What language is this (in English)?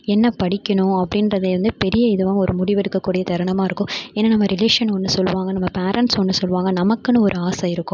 Tamil